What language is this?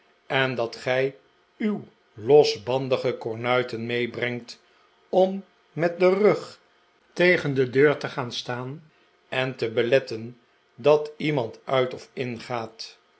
Dutch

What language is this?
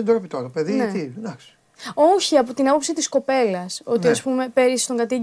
Greek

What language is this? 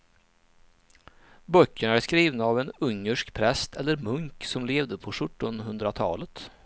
Swedish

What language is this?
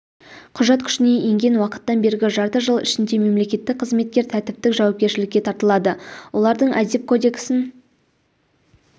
Kazakh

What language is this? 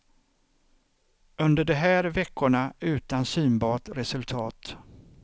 Swedish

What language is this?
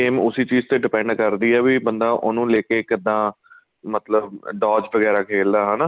Punjabi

